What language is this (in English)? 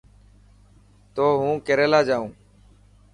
Dhatki